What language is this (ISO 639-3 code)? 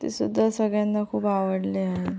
mar